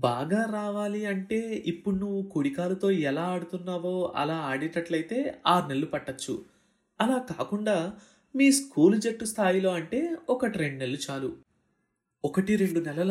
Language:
Telugu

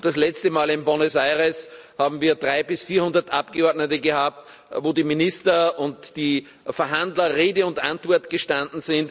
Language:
German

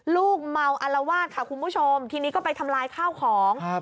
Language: Thai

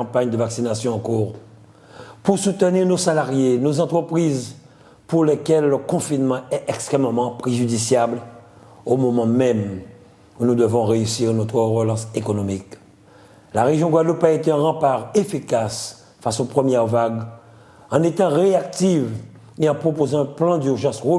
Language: French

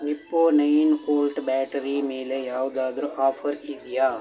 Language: Kannada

